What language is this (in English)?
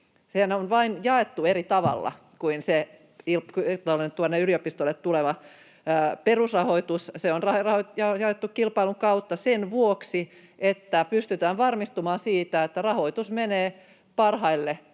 Finnish